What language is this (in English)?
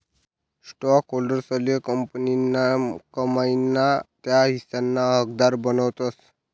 Marathi